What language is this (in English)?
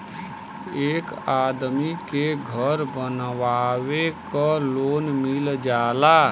Bhojpuri